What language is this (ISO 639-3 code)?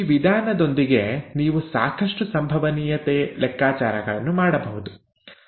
kan